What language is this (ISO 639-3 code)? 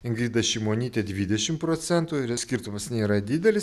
lit